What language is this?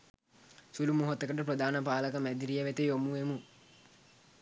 Sinhala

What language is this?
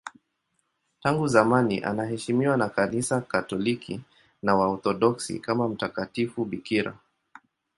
Swahili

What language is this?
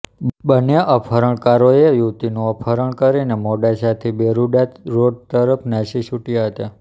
Gujarati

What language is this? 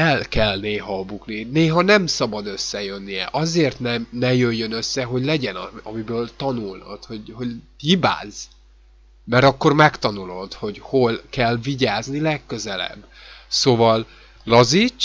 Hungarian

